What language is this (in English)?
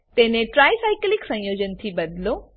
Gujarati